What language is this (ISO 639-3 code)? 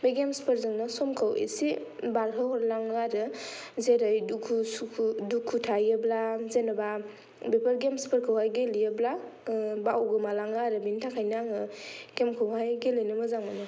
brx